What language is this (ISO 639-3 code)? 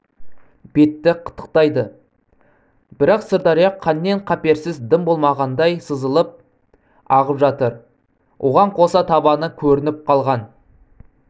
kaz